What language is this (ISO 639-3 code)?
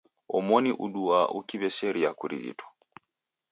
dav